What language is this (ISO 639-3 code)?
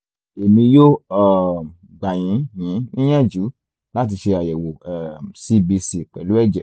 yor